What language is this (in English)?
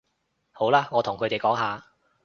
Cantonese